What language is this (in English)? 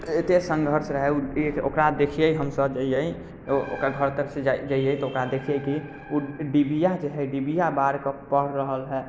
Maithili